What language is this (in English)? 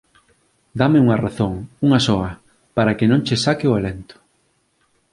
Galician